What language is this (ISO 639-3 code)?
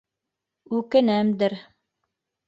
bak